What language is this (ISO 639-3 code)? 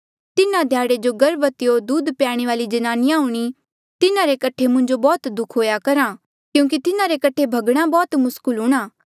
mjl